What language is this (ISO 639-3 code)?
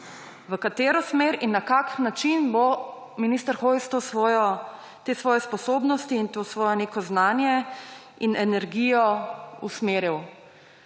slv